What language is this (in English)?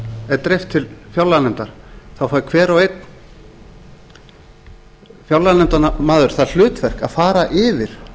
Icelandic